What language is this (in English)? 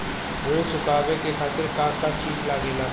Bhojpuri